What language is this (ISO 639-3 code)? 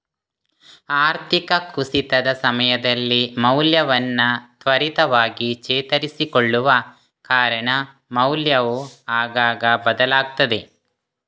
kan